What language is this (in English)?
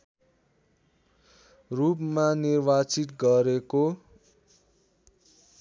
Nepali